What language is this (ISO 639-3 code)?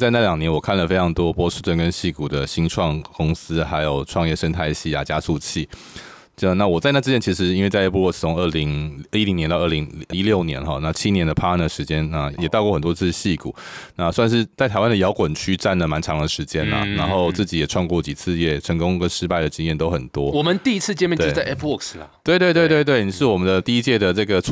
zho